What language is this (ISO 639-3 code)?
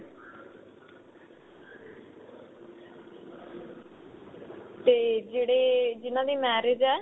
pan